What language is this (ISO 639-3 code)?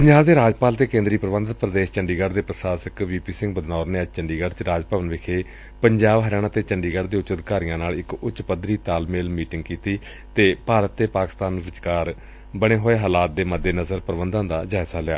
pan